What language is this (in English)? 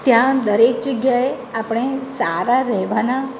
Gujarati